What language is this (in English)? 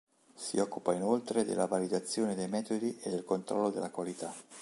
Italian